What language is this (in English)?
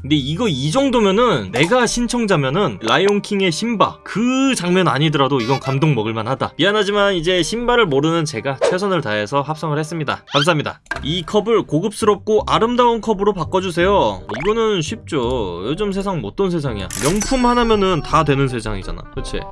Korean